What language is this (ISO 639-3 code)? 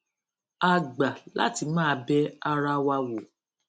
yor